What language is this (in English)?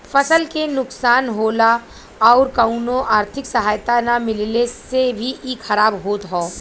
Bhojpuri